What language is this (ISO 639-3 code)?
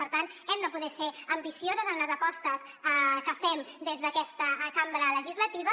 cat